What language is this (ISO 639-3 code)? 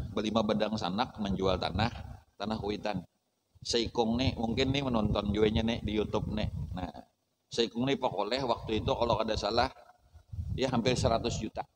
ind